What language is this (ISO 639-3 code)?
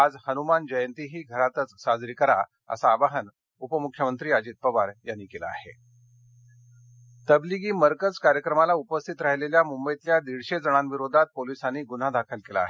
mar